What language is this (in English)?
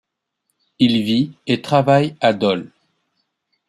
French